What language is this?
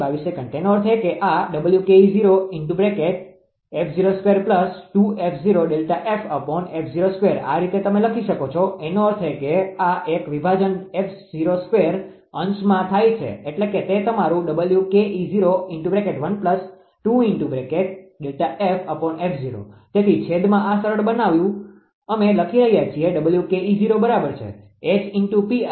Gujarati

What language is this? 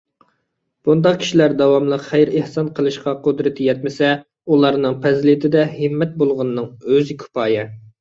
Uyghur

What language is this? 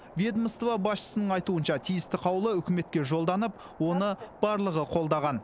Kazakh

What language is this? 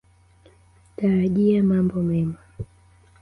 Swahili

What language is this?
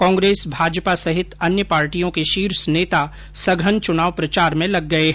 Hindi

